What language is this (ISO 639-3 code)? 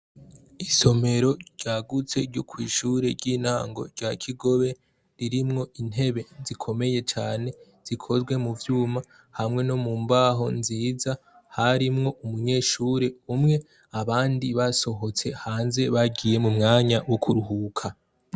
run